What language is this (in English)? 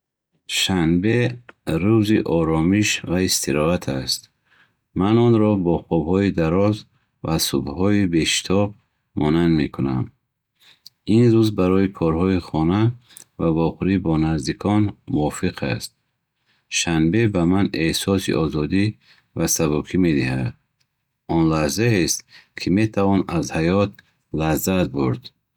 Bukharic